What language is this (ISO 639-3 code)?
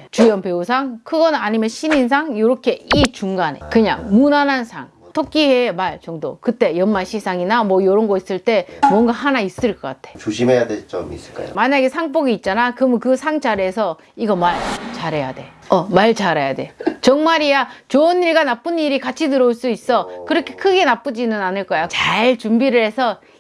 kor